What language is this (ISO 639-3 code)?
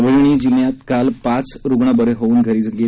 mar